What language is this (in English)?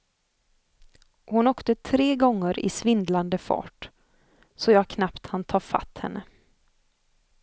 Swedish